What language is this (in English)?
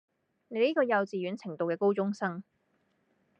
Cantonese